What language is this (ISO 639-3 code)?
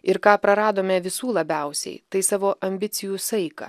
lit